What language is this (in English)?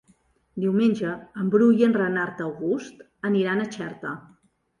Catalan